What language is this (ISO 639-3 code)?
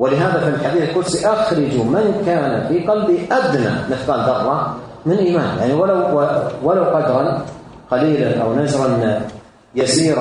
ara